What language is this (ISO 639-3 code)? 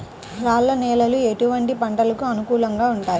tel